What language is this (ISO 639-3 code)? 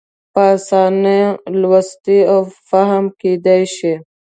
pus